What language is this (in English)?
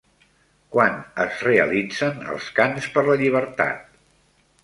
Catalan